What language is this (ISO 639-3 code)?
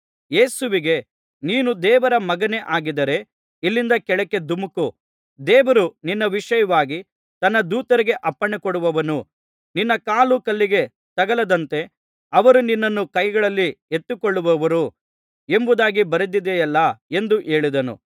kan